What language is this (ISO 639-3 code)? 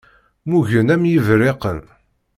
kab